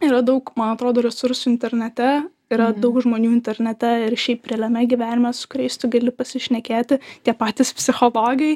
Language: Lithuanian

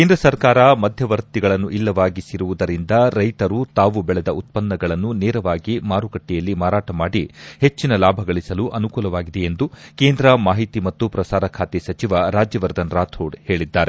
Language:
Kannada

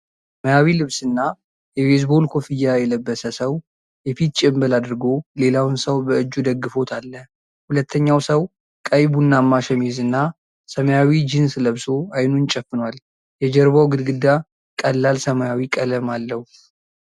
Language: Amharic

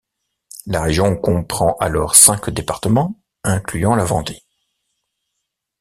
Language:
French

